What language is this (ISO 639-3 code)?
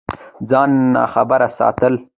pus